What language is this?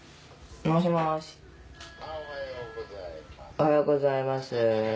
Japanese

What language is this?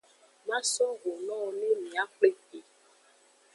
Aja (Benin)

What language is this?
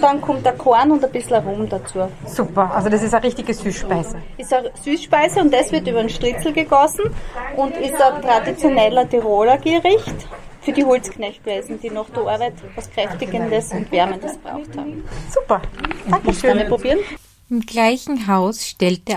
German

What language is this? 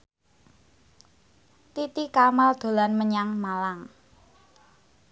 Javanese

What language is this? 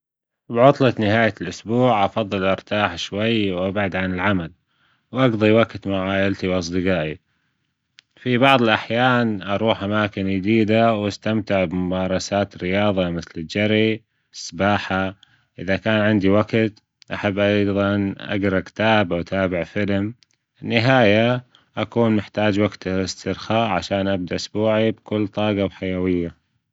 Gulf Arabic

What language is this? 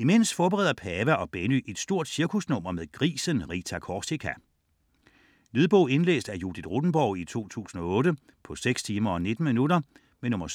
Danish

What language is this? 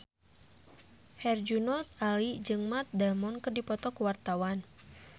Sundanese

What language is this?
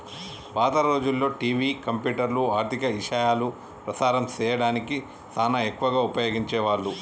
Telugu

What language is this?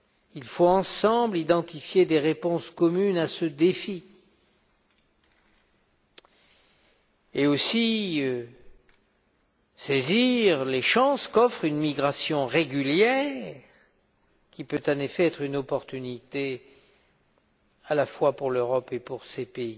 French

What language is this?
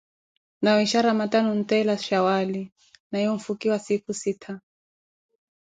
Koti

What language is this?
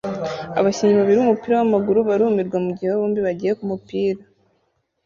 Kinyarwanda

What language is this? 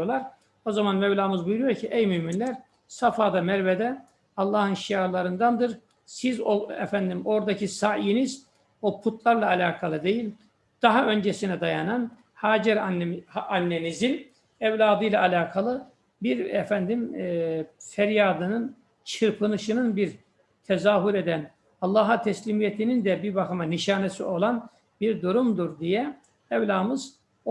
Turkish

